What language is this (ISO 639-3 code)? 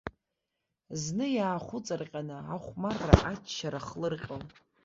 abk